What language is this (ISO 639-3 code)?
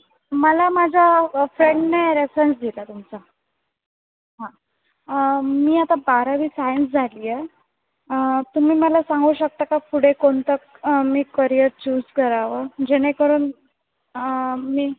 mar